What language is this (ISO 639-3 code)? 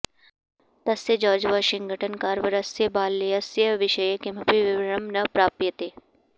san